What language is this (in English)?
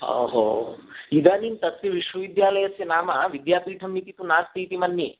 Sanskrit